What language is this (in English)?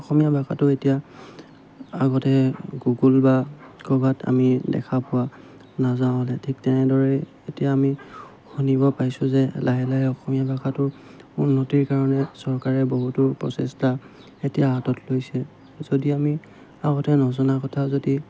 Assamese